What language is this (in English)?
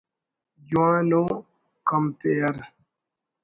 Brahui